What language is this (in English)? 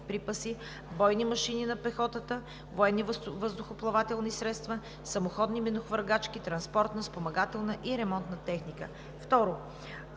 Bulgarian